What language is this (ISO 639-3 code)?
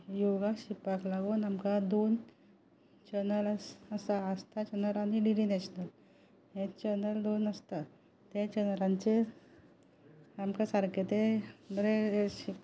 kok